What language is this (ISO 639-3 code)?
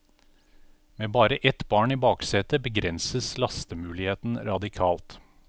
nor